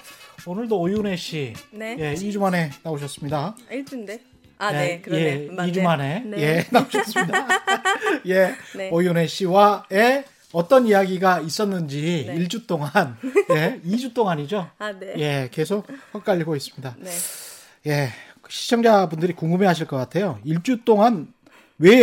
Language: Korean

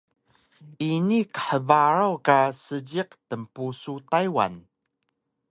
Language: Taroko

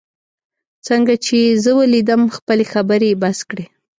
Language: Pashto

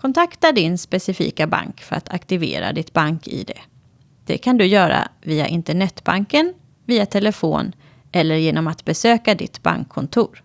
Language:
Swedish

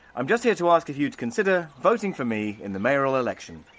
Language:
English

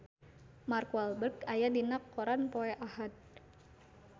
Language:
Sundanese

